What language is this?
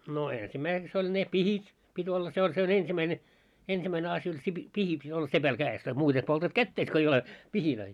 Finnish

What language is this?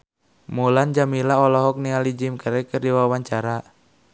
Sundanese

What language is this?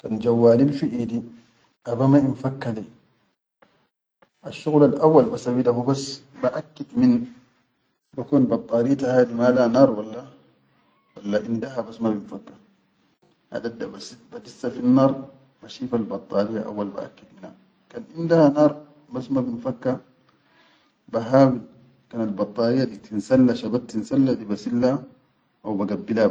Chadian Arabic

